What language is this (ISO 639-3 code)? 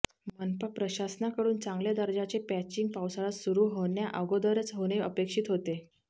mar